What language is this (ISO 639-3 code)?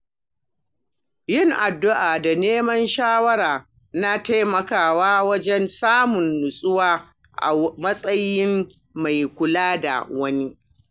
hau